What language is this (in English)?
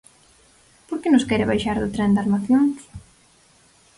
Galician